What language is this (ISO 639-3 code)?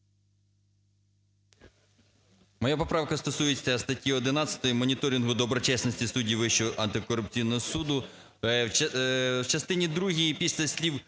ukr